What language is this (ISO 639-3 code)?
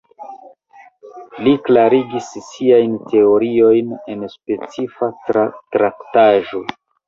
epo